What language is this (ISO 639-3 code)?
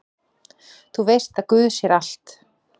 isl